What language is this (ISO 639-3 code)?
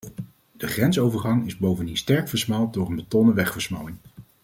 nld